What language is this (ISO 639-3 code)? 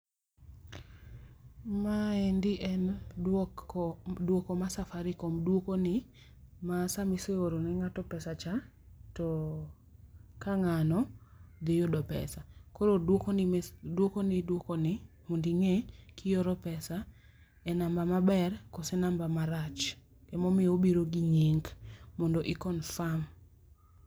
luo